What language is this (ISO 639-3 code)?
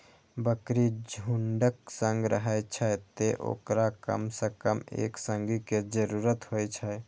mai